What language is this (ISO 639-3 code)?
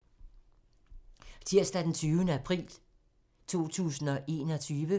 dan